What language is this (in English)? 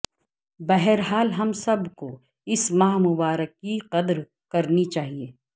Urdu